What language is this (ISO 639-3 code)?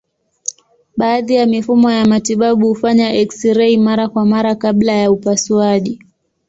swa